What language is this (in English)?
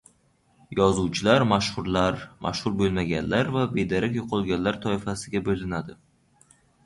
Uzbek